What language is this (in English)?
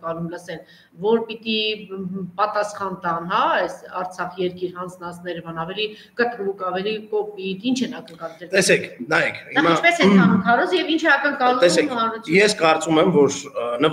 Turkish